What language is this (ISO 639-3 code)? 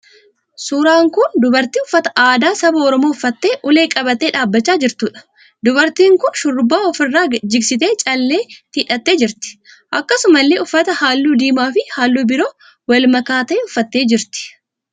orm